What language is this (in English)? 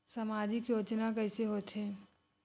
Chhattisgarhi